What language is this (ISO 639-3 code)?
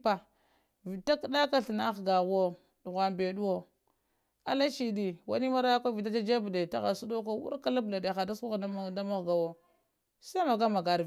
hia